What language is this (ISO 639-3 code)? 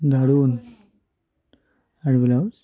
ben